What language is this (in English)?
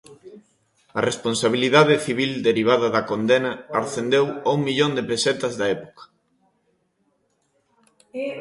Galician